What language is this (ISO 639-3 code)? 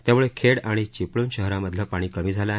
mar